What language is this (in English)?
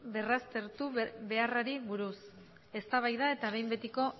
Basque